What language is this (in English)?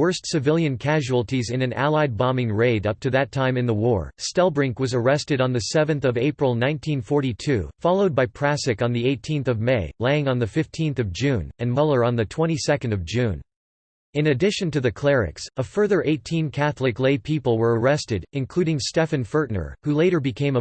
English